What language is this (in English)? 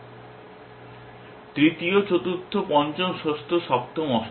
Bangla